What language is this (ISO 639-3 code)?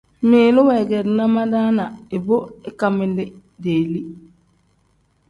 kdh